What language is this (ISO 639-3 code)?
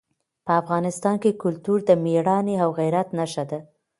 pus